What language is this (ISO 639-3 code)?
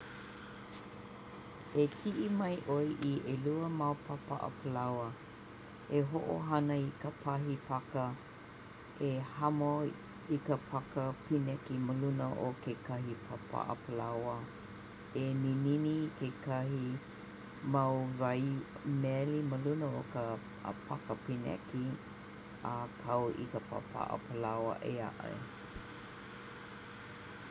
haw